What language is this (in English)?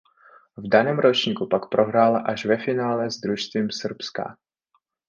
Czech